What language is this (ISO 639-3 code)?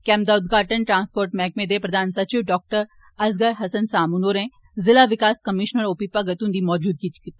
doi